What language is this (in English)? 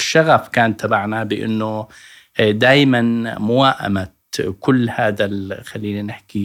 Arabic